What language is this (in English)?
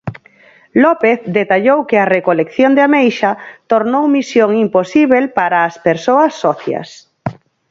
Galician